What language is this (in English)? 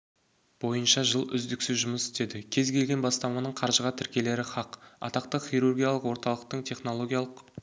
Kazakh